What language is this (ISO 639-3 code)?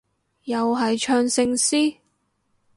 yue